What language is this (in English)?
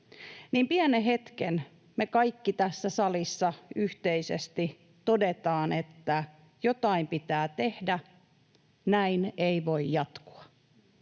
Finnish